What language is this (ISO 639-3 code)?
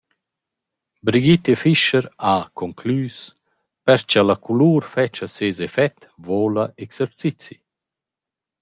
roh